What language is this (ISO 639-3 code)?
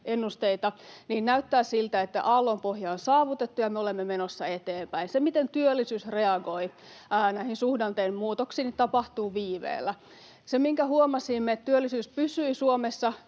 fin